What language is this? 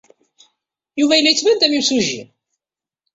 Kabyle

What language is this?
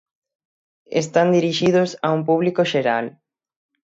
Galician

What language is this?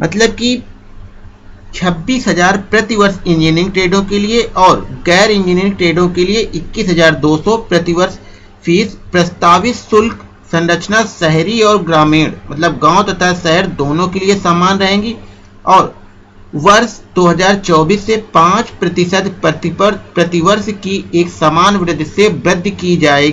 Hindi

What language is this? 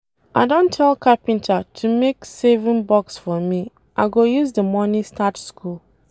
Nigerian Pidgin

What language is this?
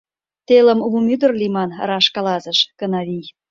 Mari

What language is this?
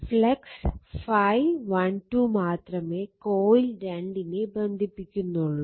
Malayalam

